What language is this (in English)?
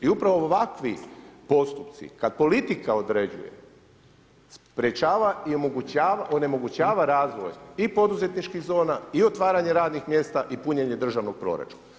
Croatian